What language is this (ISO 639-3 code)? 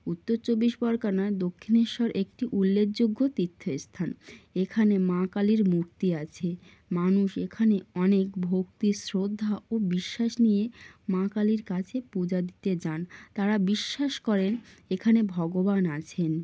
ben